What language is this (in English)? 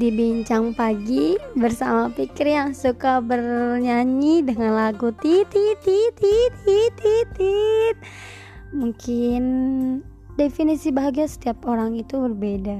Indonesian